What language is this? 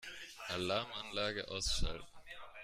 German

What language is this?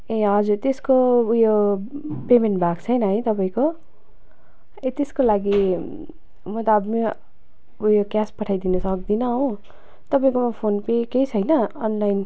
Nepali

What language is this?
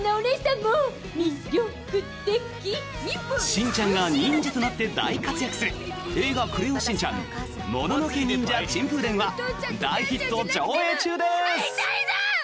Japanese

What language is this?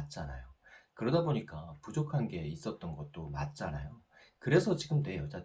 Korean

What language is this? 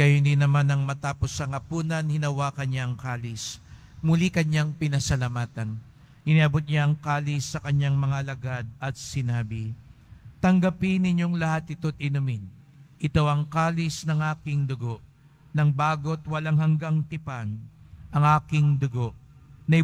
Filipino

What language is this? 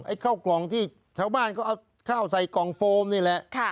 Thai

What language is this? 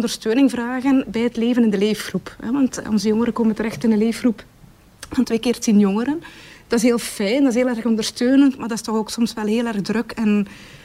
Dutch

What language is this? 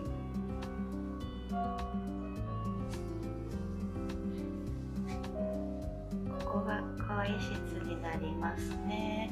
Japanese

